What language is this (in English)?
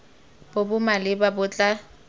Tswana